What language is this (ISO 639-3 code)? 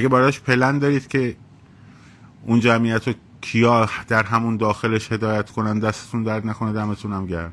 fas